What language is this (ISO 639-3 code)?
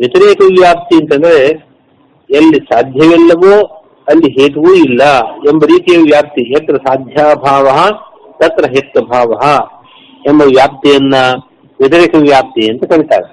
kan